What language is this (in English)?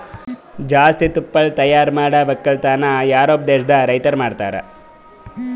Kannada